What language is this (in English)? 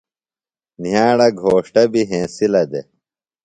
Phalura